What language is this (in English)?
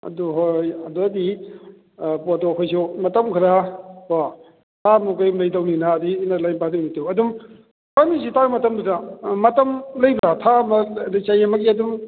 Manipuri